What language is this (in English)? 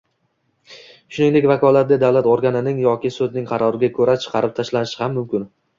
Uzbek